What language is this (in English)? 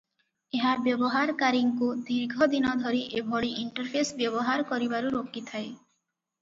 Odia